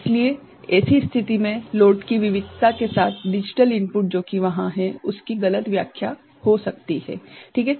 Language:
Hindi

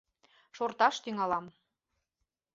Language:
Mari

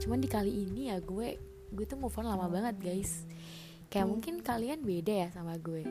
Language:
Indonesian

